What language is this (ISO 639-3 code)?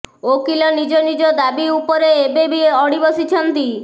ori